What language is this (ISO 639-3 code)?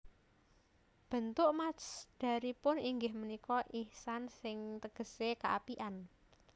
jav